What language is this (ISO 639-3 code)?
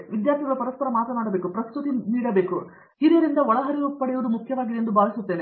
kan